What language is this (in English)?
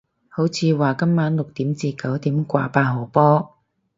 Cantonese